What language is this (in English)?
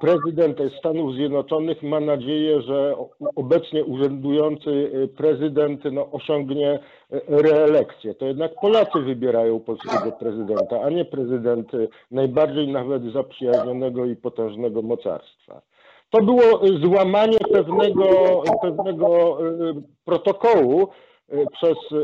Polish